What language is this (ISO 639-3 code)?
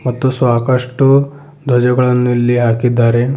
kan